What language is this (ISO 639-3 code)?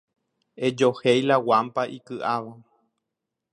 grn